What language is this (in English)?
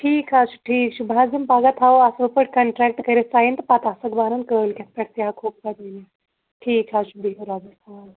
Kashmiri